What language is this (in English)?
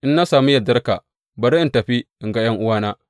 Hausa